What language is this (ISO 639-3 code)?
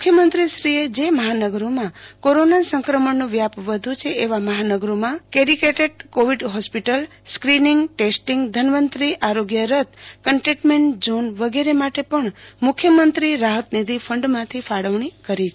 guj